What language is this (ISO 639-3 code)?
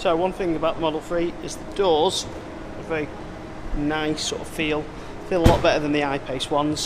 eng